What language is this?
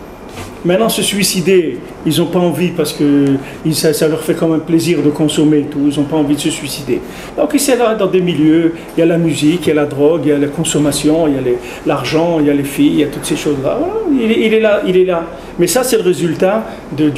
French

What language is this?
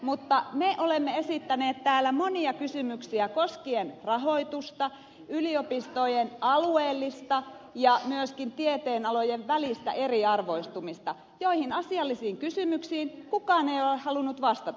Finnish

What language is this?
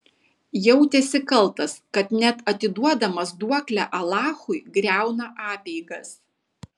Lithuanian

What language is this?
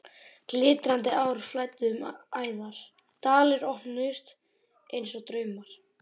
Icelandic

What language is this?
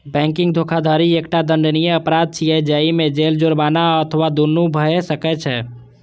Maithili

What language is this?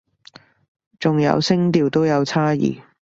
Cantonese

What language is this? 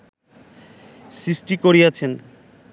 Bangla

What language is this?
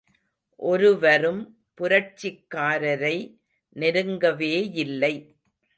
Tamil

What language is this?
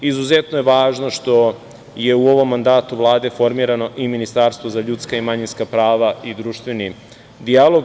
Serbian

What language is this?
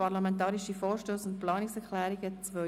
Swiss German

